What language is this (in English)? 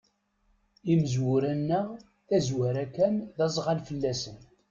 Kabyle